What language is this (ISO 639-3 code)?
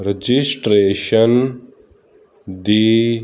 pan